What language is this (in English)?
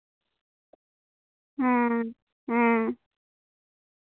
Santali